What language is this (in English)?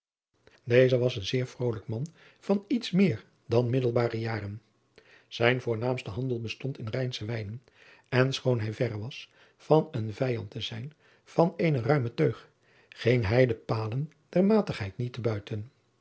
Dutch